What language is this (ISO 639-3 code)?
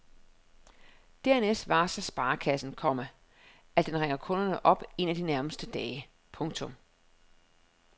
dan